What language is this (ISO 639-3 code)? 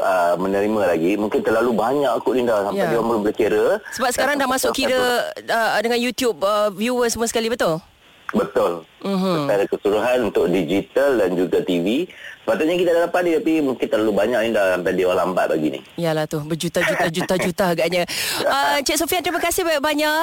msa